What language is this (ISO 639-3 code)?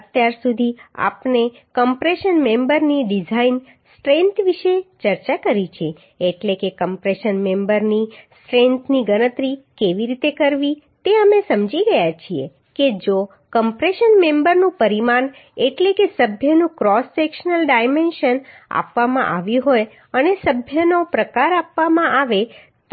guj